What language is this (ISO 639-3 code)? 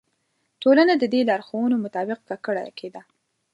pus